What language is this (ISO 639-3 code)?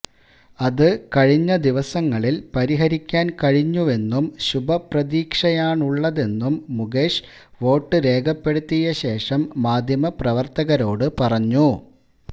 mal